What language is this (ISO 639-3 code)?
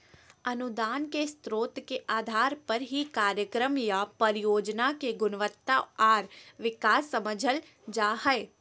mag